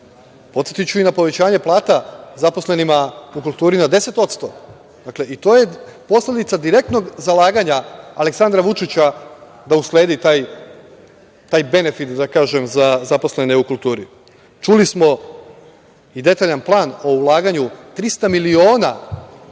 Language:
Serbian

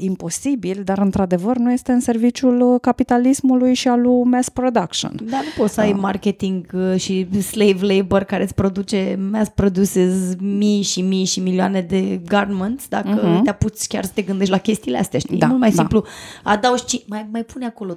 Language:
Romanian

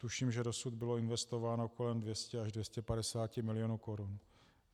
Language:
Czech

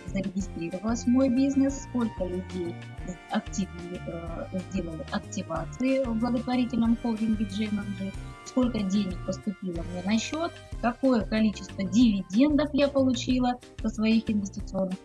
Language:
Russian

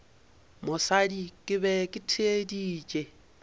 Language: Northern Sotho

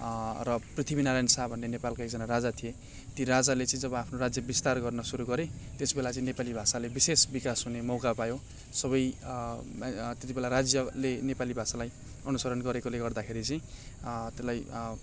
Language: Nepali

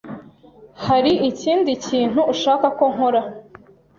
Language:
Kinyarwanda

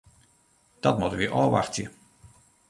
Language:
Western Frisian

